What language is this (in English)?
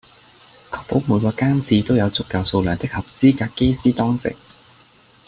Cantonese